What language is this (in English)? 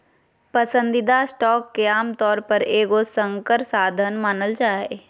Magahi